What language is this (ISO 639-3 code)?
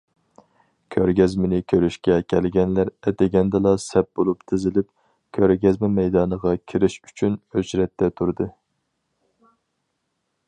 uig